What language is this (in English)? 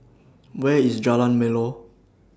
English